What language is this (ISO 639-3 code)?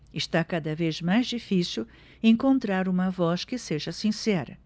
por